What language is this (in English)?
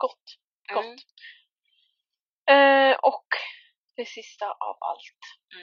Swedish